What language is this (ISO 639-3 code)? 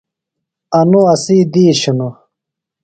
phl